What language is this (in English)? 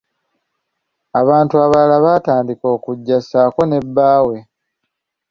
Ganda